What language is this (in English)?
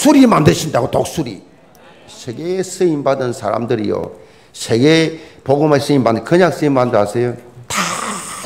Korean